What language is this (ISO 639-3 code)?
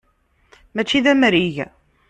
kab